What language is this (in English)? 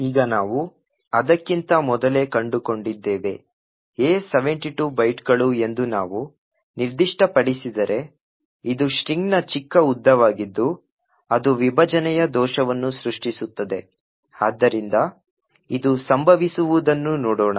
Kannada